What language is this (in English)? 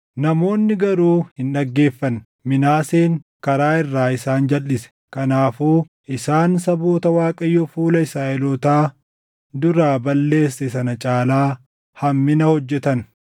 Oromo